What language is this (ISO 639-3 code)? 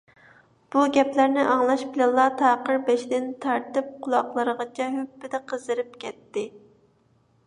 uig